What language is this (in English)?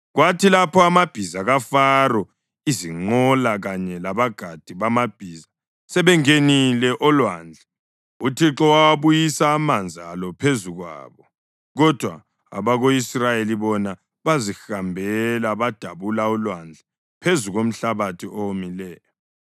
North Ndebele